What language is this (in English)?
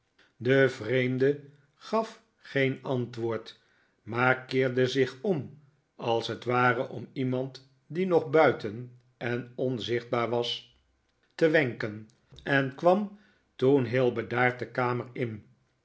Dutch